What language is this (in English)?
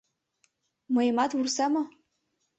Mari